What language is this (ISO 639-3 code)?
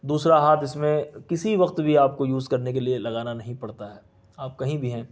urd